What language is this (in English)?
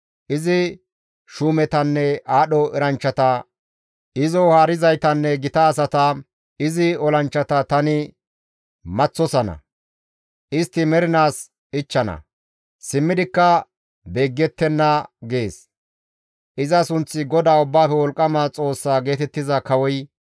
Gamo